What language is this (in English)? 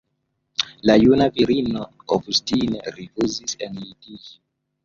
Esperanto